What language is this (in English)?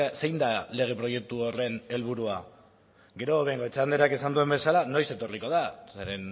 Basque